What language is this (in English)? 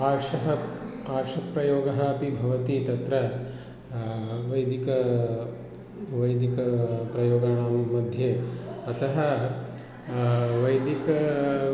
Sanskrit